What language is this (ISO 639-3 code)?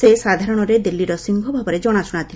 ori